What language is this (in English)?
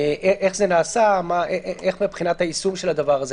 Hebrew